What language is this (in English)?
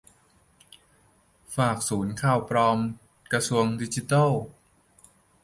Thai